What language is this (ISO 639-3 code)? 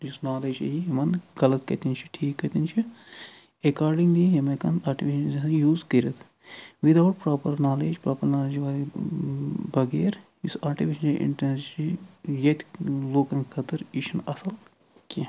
kas